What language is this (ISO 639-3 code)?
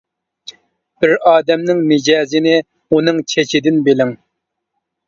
uig